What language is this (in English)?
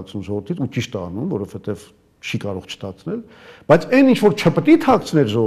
Romanian